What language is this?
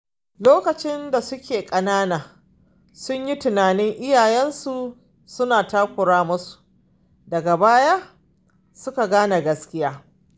Hausa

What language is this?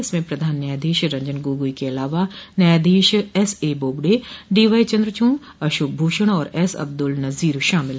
Hindi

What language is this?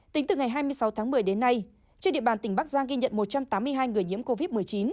Vietnamese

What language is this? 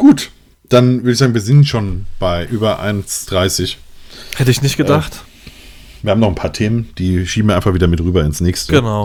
German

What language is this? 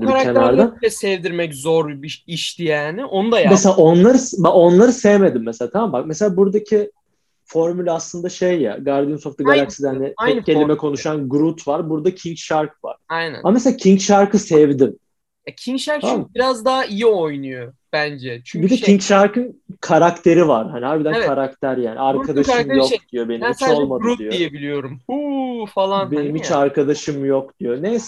Turkish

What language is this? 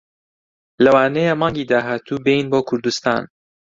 Central Kurdish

